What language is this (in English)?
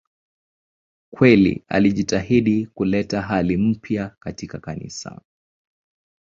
Swahili